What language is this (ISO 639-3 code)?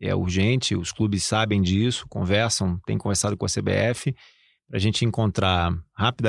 por